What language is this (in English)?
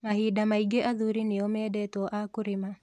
Kikuyu